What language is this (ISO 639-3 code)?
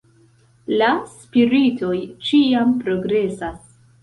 epo